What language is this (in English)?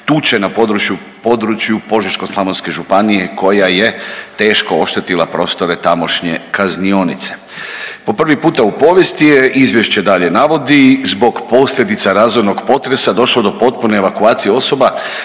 Croatian